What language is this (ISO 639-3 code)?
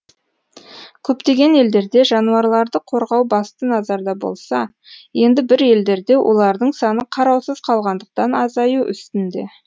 kaz